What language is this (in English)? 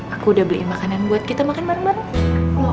Indonesian